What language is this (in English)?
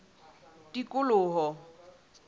Southern Sotho